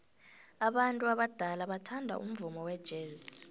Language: South Ndebele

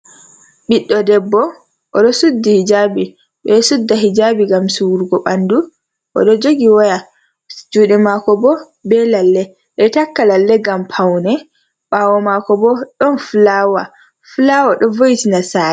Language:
Fula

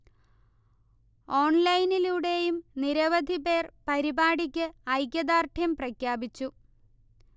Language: Malayalam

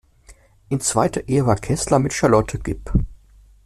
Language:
German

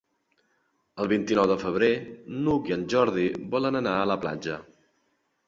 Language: Catalan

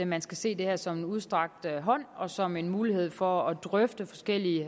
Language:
Danish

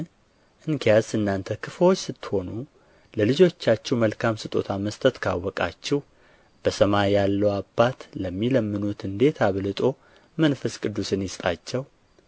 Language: Amharic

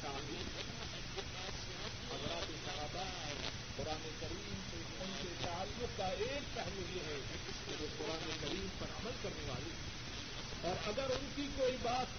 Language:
Urdu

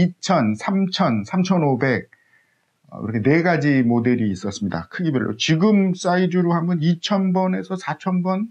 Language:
Korean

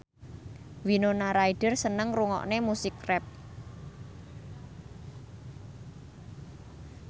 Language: Javanese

